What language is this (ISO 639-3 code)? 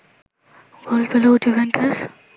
ben